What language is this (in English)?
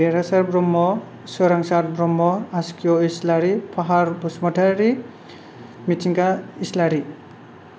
Bodo